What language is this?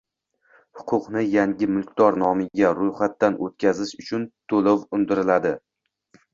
Uzbek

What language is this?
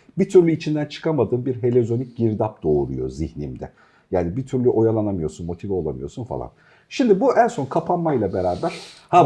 Turkish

